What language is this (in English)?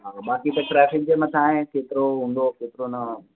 Sindhi